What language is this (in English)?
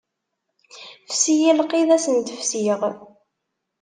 Kabyle